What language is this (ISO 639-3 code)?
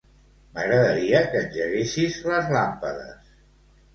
cat